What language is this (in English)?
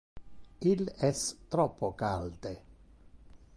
Interlingua